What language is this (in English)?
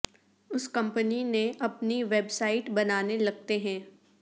Urdu